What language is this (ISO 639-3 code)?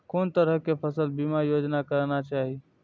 mai